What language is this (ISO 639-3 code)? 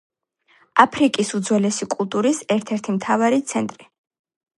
kat